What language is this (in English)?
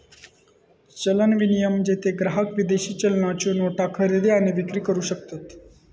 Marathi